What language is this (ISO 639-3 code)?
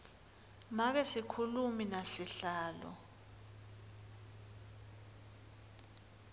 ssw